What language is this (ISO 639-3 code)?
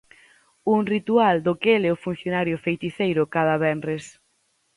glg